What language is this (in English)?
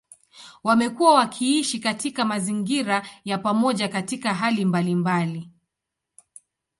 Swahili